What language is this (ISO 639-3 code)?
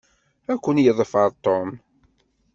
kab